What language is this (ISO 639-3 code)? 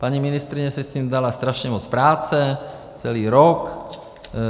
ces